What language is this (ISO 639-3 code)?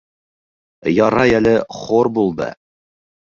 bak